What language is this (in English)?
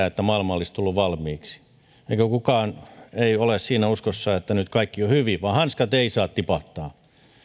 Finnish